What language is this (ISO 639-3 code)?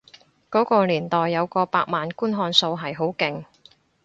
yue